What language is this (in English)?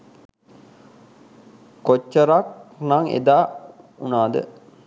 Sinhala